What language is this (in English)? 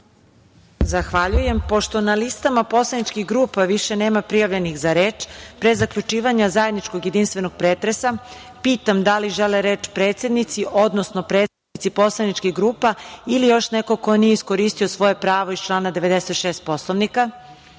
Serbian